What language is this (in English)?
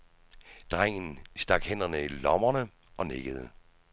Danish